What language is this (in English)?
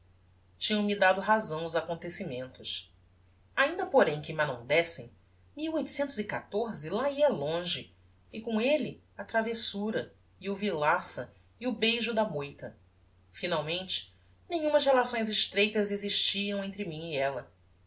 Portuguese